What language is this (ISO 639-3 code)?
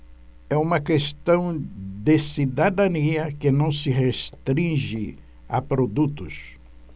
por